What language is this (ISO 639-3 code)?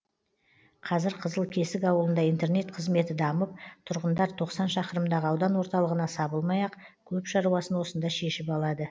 kaz